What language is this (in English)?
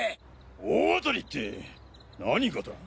Japanese